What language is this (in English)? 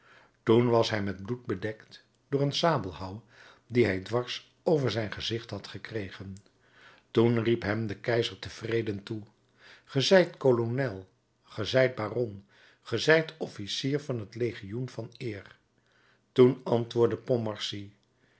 Dutch